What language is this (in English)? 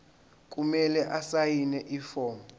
Zulu